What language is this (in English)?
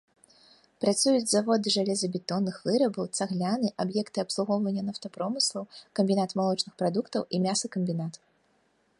Belarusian